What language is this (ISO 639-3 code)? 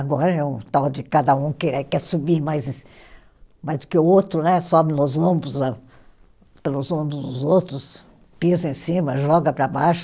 por